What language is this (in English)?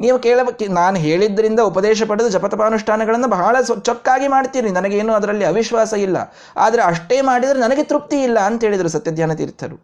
Kannada